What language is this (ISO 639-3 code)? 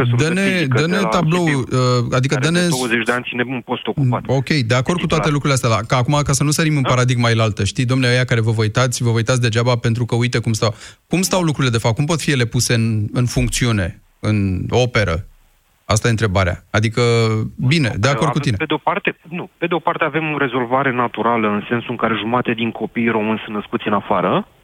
ron